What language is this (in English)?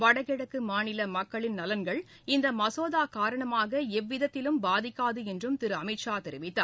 Tamil